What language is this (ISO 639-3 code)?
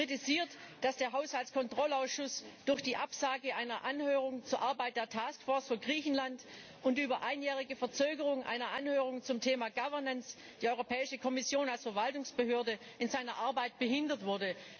deu